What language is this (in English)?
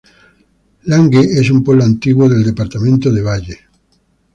Spanish